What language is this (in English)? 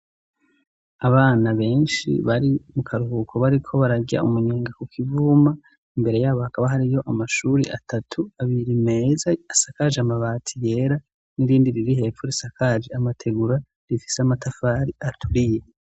Rundi